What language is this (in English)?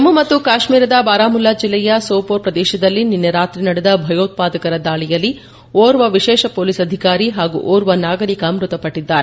Kannada